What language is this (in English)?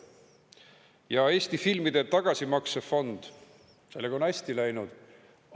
Estonian